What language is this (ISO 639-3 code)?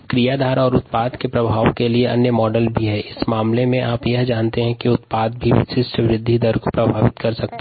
hin